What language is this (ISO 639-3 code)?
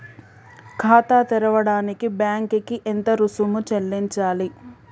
tel